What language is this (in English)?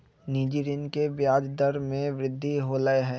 Magahi